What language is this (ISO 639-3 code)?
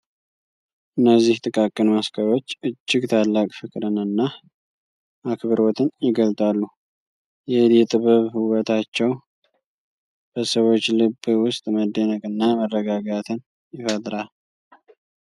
amh